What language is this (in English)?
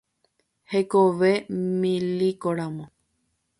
Guarani